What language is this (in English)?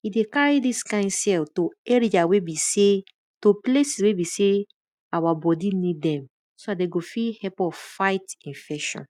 Nigerian Pidgin